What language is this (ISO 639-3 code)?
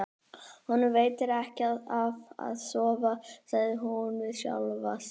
isl